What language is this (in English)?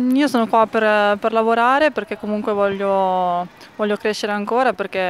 Italian